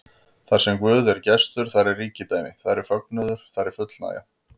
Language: Icelandic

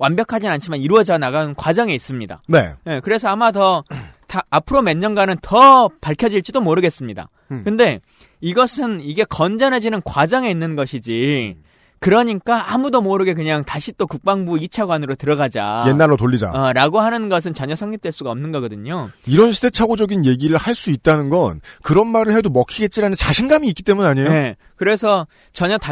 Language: Korean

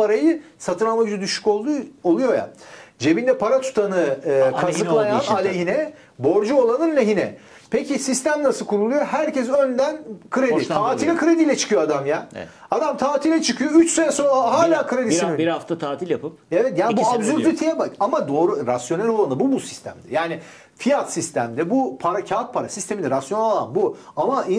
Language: Turkish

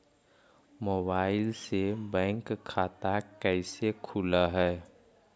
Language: Magahi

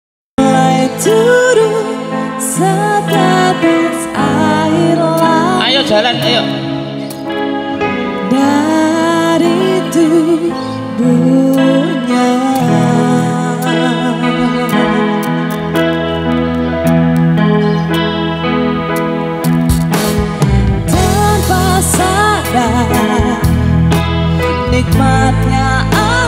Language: Indonesian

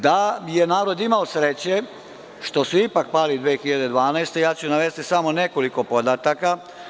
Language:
Serbian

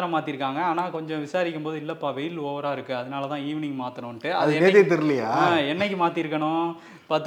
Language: Tamil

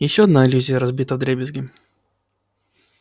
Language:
Russian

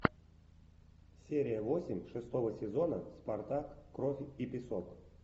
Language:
Russian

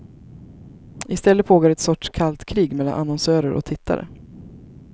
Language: Swedish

